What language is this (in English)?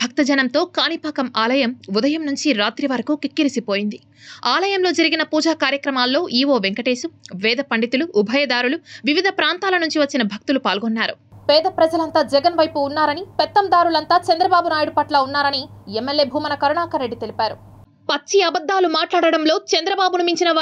Telugu